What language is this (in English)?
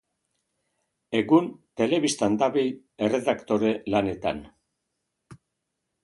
Basque